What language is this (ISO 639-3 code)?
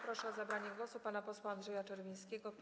pol